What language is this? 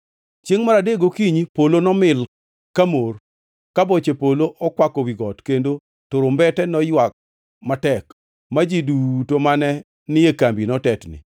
Luo (Kenya and Tanzania)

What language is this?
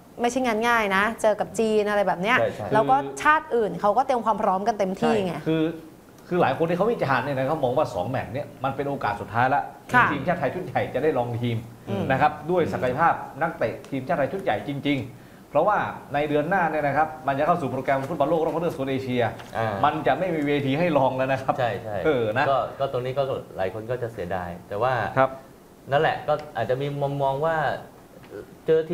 Thai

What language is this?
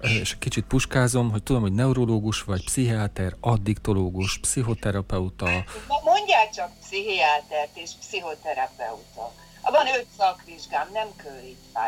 Hungarian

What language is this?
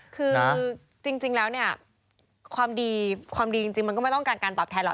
Thai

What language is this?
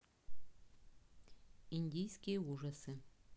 Russian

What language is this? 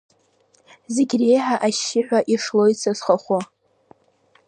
Abkhazian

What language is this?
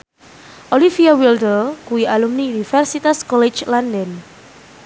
Javanese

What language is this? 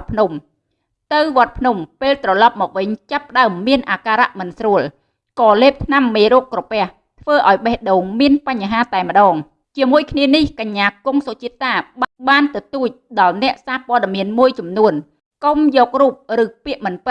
Vietnamese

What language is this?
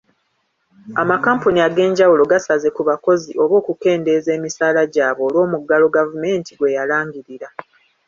Ganda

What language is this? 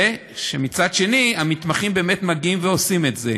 Hebrew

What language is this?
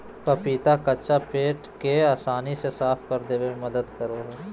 Magahi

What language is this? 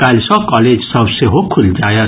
Maithili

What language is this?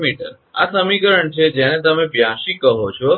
Gujarati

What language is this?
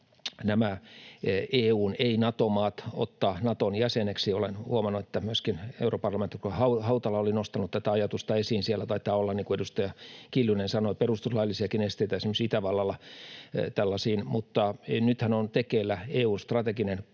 Finnish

